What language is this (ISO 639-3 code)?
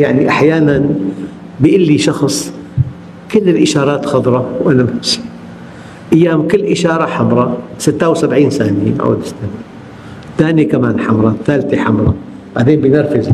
ara